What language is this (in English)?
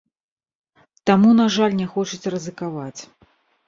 Belarusian